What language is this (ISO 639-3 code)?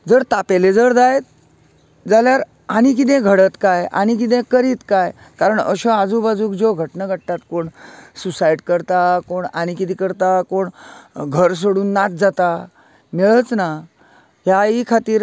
kok